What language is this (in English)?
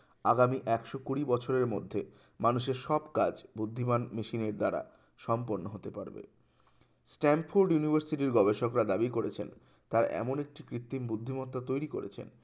Bangla